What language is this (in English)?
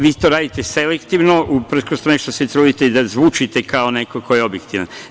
Serbian